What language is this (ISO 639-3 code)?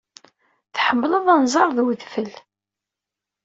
kab